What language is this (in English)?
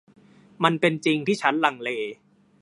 Thai